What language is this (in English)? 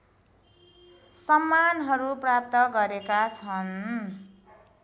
Nepali